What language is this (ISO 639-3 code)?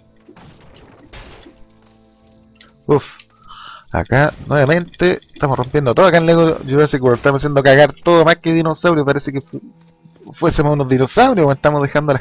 spa